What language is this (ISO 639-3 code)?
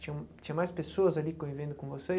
por